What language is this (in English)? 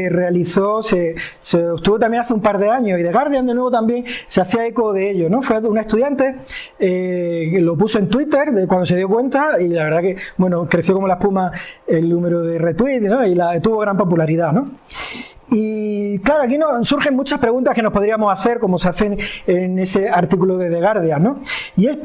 Spanish